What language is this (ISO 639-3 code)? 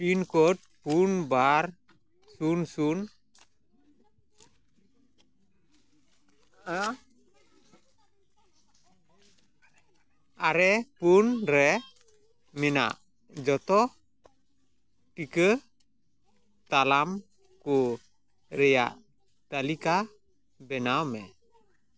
sat